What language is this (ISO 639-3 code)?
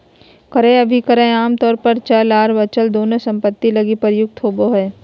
mag